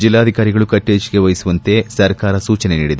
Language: Kannada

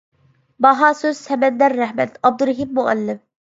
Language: Uyghur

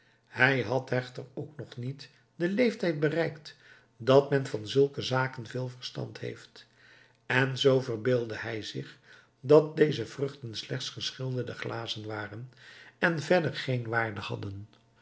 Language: Dutch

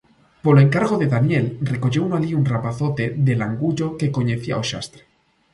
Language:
Galician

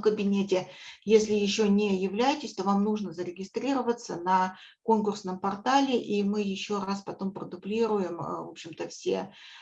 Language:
Russian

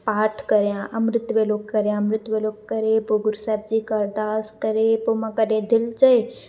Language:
Sindhi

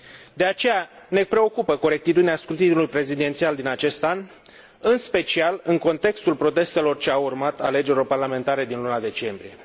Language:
Romanian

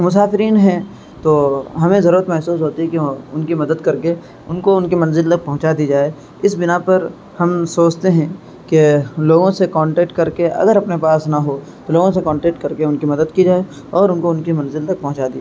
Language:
Urdu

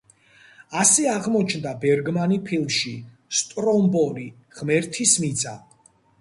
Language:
Georgian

